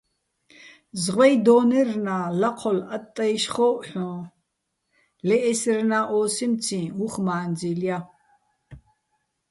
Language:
Bats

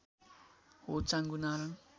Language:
Nepali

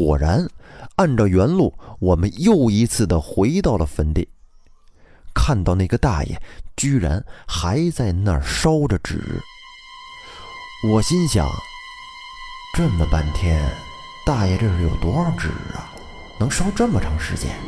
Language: Chinese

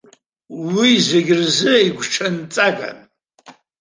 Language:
Abkhazian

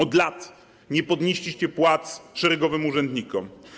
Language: Polish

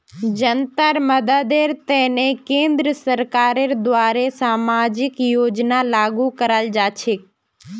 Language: Magahi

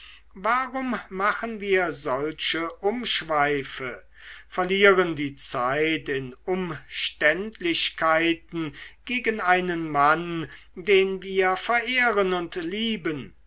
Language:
German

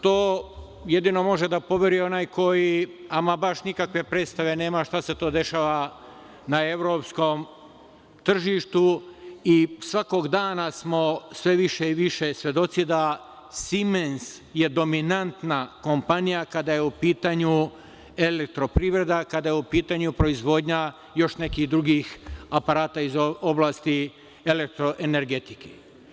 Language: Serbian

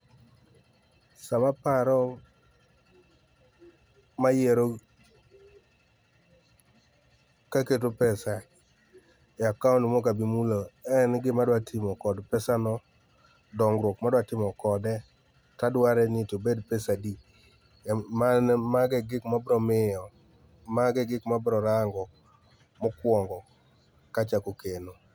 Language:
Luo (Kenya and Tanzania)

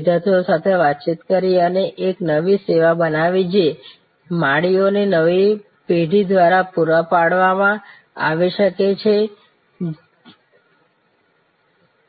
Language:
Gujarati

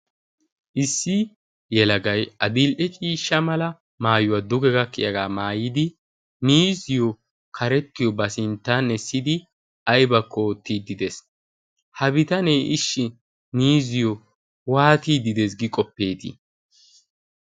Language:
Wolaytta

